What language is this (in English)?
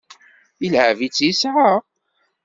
Kabyle